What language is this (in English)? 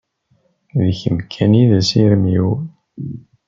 Kabyle